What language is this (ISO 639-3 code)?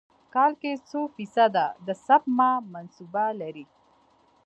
pus